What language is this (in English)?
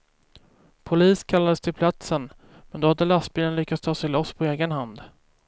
Swedish